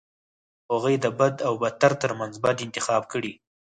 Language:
Pashto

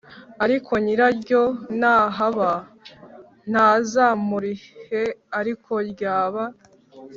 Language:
Kinyarwanda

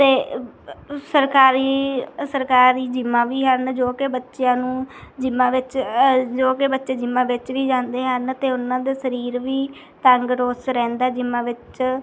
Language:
Punjabi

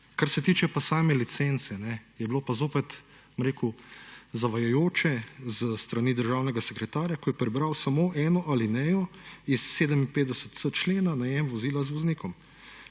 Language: Slovenian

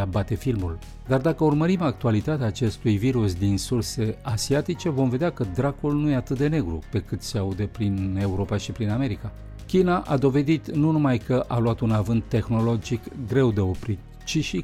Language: Romanian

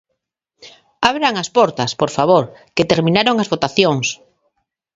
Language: Galician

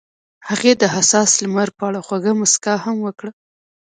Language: Pashto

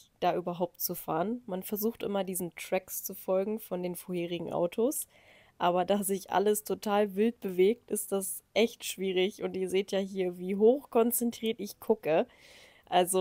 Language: German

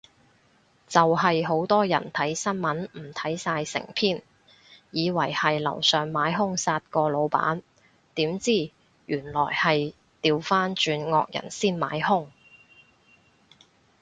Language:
Cantonese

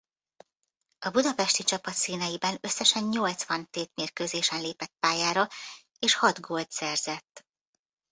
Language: Hungarian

